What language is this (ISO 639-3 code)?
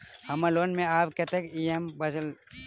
mai